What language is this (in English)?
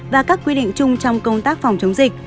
Vietnamese